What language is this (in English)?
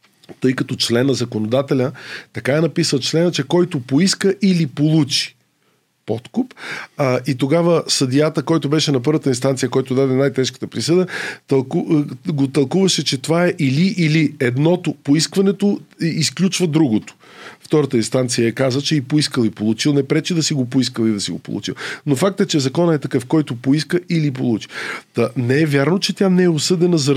Bulgarian